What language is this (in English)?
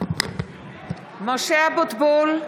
Hebrew